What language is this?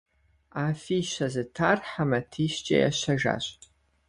Kabardian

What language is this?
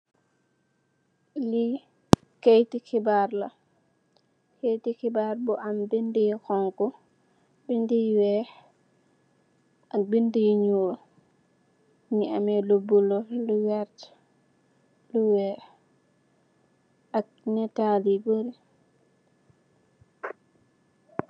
Wolof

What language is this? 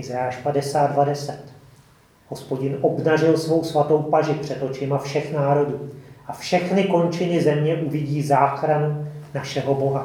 Czech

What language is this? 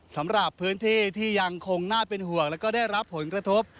Thai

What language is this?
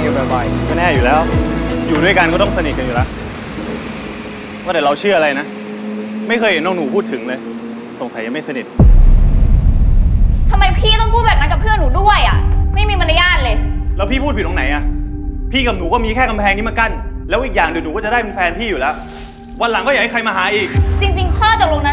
Thai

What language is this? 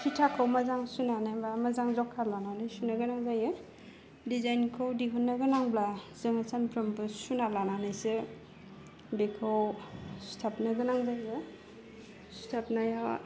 Bodo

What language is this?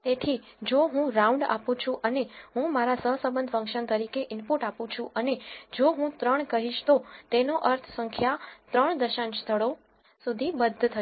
Gujarati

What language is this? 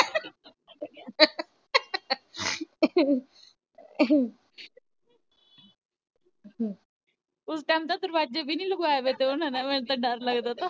Punjabi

